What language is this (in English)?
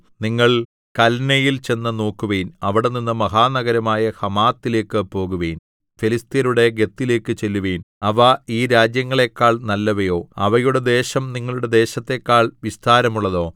Malayalam